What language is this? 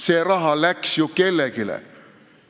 Estonian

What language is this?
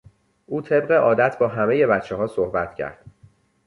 Persian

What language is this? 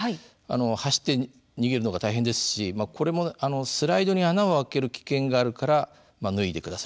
Japanese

